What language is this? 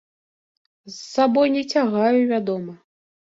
Belarusian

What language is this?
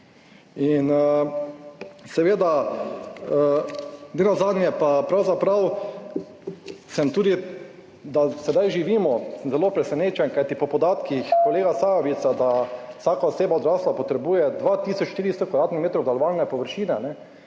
Slovenian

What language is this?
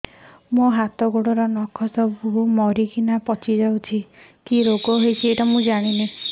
Odia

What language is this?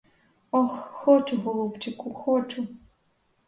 Ukrainian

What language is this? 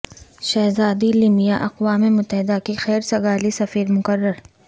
Urdu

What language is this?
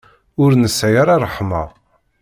Kabyle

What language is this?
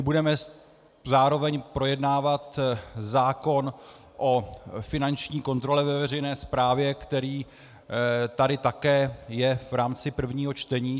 Czech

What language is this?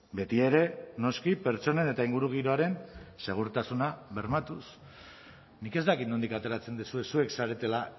Basque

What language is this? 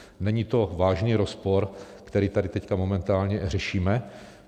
Czech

